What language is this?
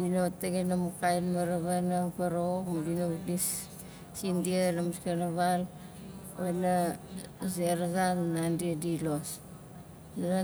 Nalik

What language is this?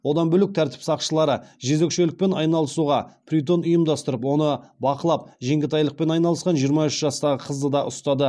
Kazakh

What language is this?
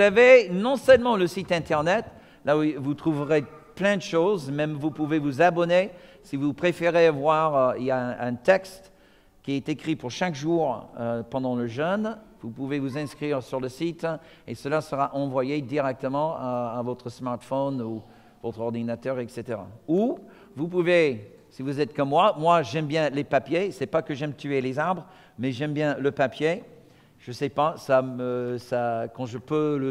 French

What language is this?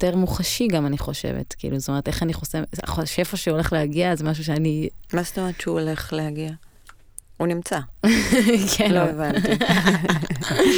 Hebrew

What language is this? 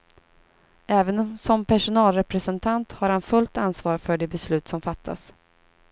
Swedish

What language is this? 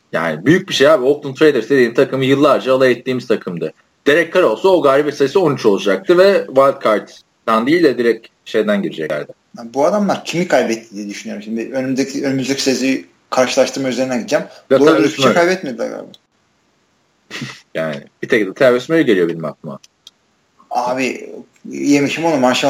Turkish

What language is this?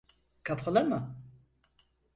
Turkish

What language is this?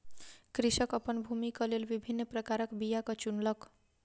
Maithili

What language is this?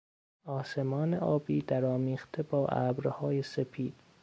Persian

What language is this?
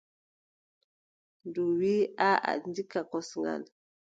Adamawa Fulfulde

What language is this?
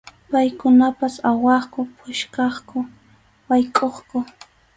Arequipa-La Unión Quechua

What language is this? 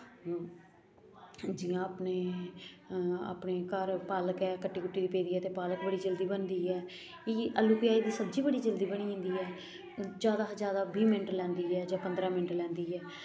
Dogri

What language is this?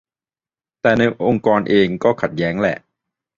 Thai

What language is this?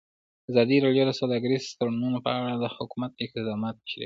Pashto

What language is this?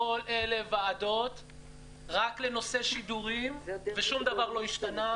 Hebrew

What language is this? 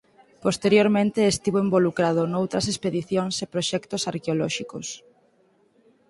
Galician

